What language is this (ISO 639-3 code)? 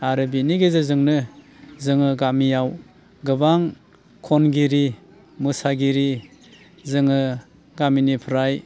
brx